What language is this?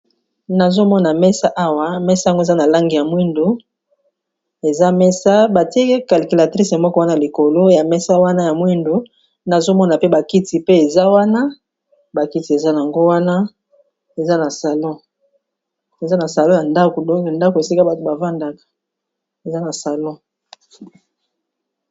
Lingala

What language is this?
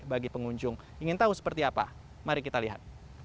Indonesian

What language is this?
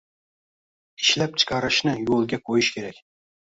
Uzbek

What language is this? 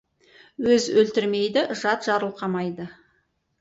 Kazakh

